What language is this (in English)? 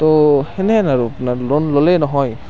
Assamese